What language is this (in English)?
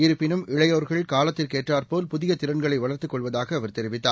Tamil